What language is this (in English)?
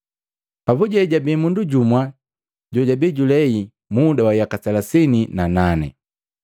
Matengo